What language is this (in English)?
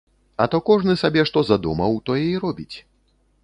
Belarusian